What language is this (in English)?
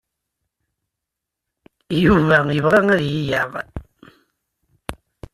Kabyle